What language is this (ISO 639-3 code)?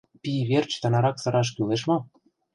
chm